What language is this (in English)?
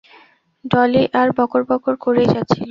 Bangla